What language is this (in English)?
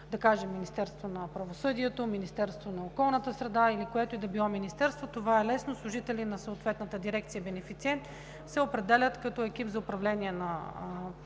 Bulgarian